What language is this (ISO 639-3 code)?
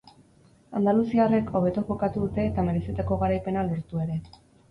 eus